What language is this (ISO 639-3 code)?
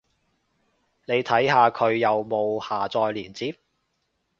yue